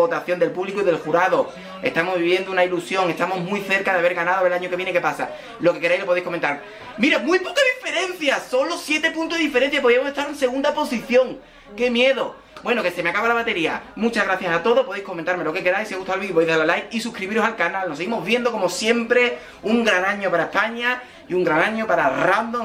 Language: Spanish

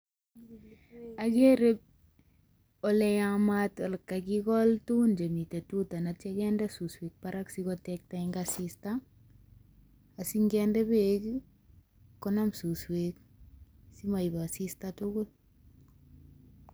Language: Kalenjin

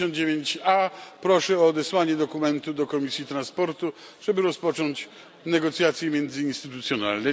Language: Polish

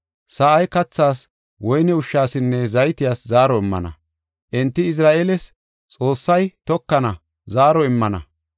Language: Gofa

